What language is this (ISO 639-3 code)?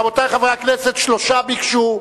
heb